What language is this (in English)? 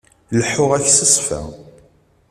Kabyle